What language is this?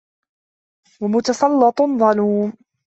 Arabic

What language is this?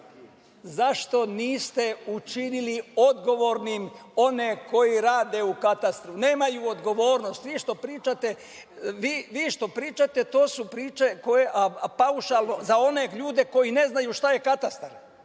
Serbian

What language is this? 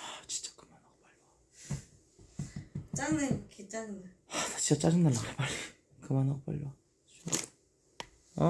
Korean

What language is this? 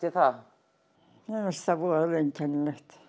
Icelandic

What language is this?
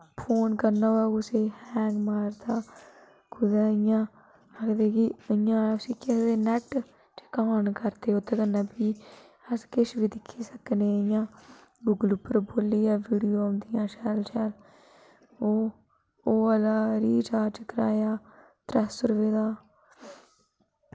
Dogri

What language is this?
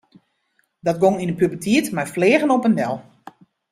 Western Frisian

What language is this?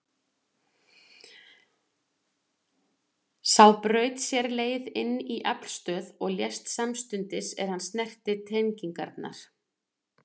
Icelandic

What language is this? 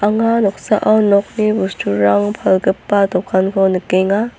Garo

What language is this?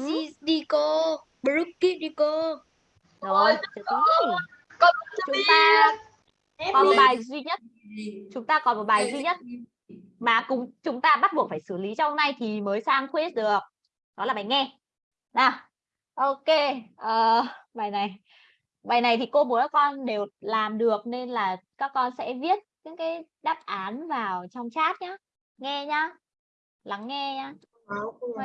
Vietnamese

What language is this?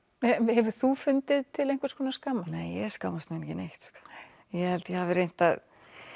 Icelandic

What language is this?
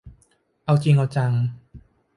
Thai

